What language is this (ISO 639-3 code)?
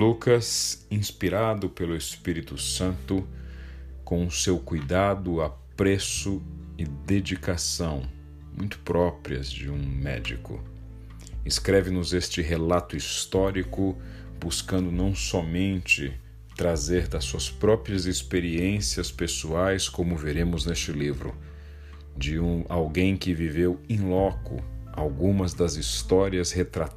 por